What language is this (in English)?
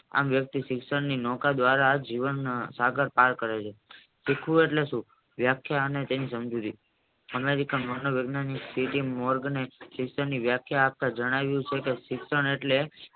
Gujarati